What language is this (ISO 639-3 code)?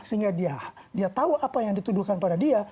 ind